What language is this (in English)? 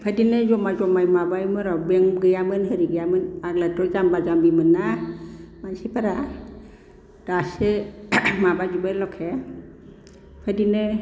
Bodo